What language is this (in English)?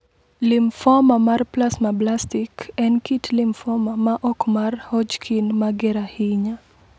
Luo (Kenya and Tanzania)